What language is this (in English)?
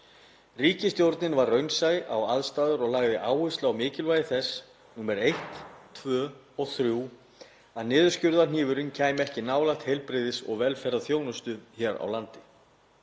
Icelandic